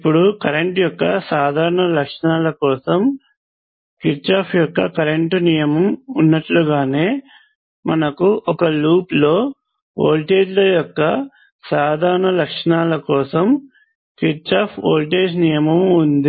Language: Telugu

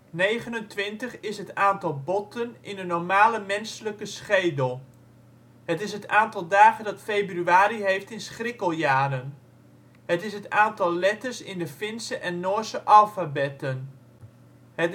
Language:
Dutch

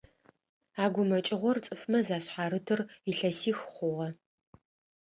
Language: Adyghe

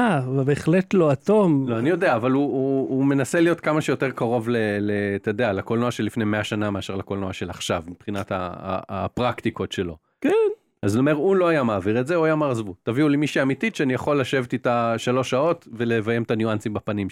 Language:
Hebrew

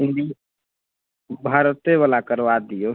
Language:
Maithili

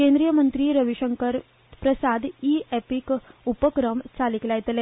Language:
Konkani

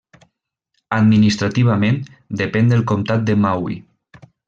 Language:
Catalan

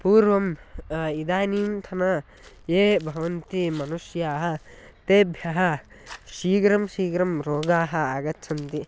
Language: Sanskrit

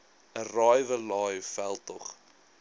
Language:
Afrikaans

